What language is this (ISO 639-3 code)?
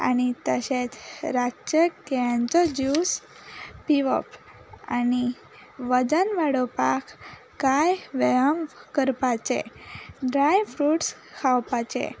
kok